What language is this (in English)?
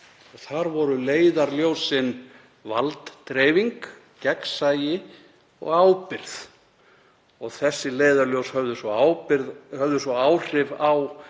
Icelandic